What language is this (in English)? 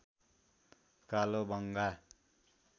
Nepali